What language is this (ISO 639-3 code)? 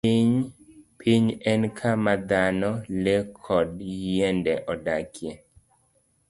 luo